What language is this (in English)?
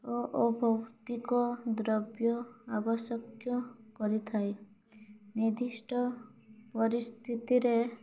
Odia